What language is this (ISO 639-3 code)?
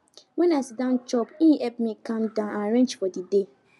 pcm